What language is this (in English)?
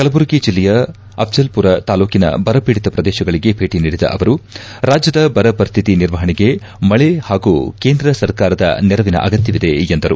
Kannada